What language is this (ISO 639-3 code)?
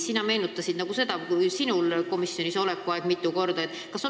est